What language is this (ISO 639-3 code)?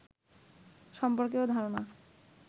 ben